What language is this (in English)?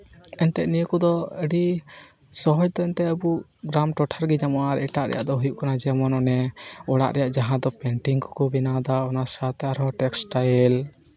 Santali